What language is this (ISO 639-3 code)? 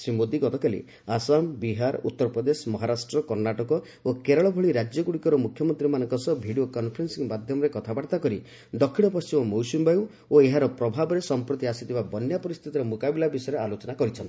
ori